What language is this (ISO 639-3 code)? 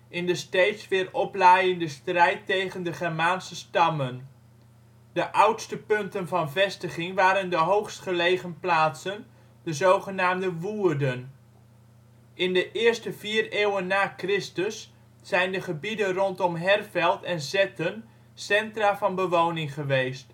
nld